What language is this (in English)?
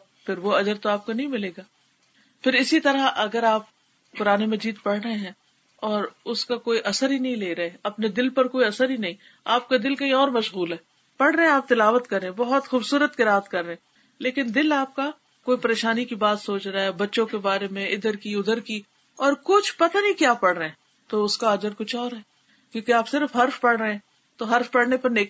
Urdu